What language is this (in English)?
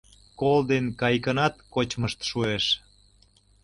Mari